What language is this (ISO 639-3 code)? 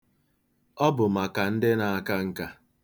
ibo